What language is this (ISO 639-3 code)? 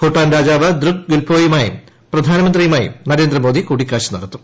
mal